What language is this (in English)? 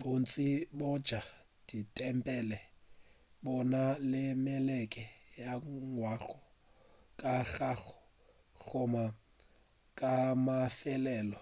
Northern Sotho